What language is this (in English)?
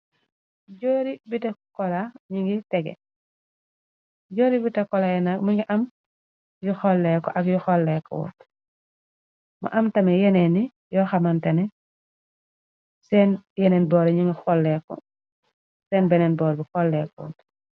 Wolof